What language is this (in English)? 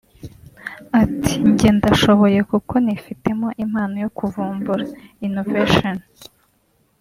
Kinyarwanda